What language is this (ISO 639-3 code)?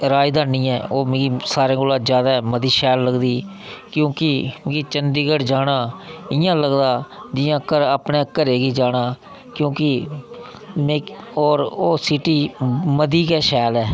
doi